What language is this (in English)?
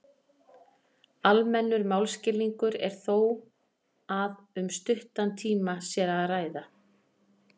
Icelandic